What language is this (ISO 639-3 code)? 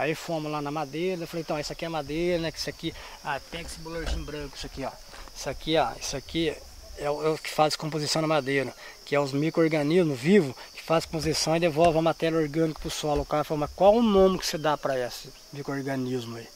por